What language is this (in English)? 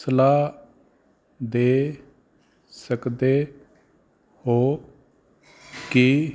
Punjabi